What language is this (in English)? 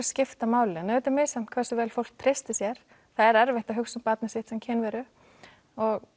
Icelandic